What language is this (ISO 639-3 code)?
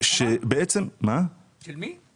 heb